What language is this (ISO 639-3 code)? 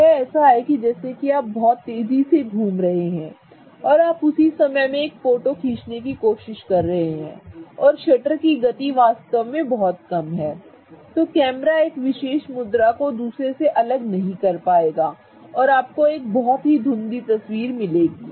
hin